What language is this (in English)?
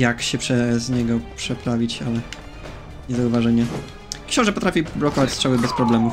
Polish